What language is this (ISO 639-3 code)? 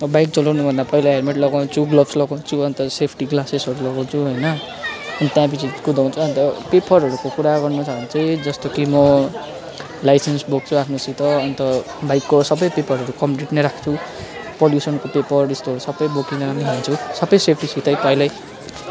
nep